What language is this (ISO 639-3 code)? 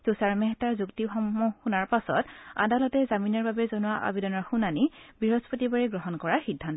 asm